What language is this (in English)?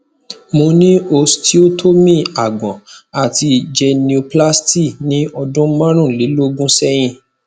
Yoruba